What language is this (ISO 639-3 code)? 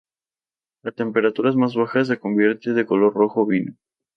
spa